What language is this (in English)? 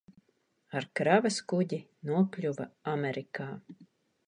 Latvian